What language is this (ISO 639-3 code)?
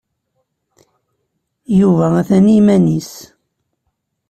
kab